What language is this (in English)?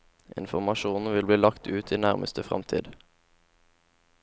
Norwegian